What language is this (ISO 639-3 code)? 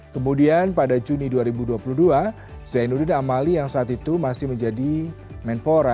ind